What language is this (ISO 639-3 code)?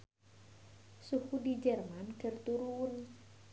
sun